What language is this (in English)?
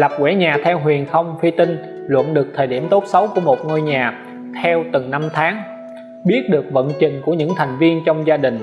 Vietnamese